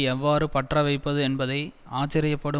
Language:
Tamil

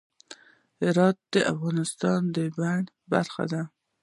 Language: Pashto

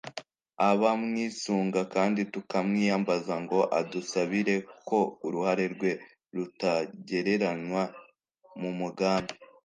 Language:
Kinyarwanda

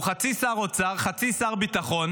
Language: Hebrew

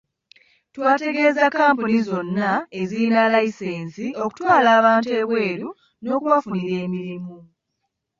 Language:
Ganda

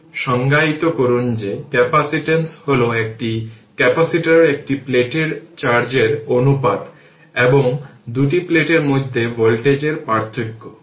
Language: Bangla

